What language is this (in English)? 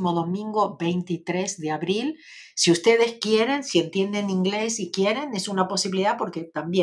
Spanish